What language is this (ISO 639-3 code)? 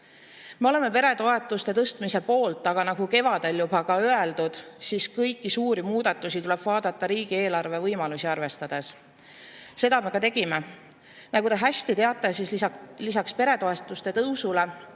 est